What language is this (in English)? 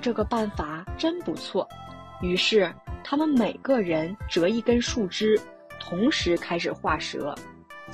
Chinese